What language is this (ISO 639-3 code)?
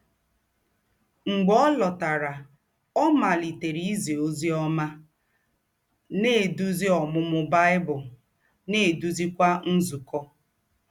ibo